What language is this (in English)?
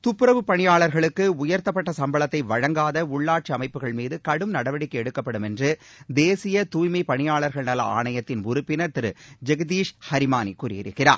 Tamil